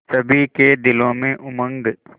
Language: Hindi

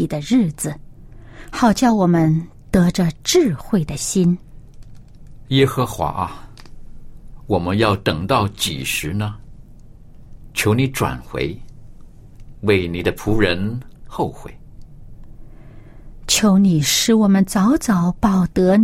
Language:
Chinese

